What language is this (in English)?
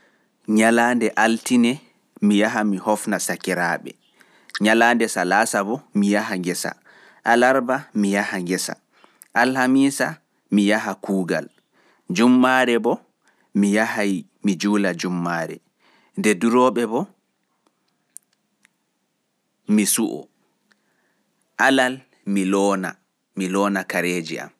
Fula